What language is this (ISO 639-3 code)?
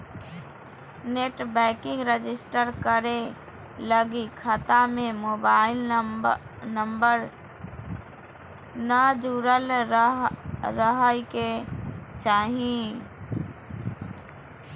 mag